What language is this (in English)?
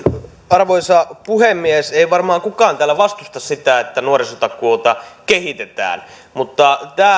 Finnish